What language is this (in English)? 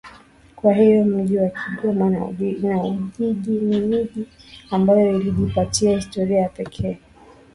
Swahili